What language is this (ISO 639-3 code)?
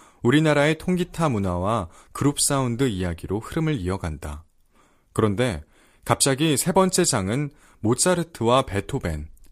kor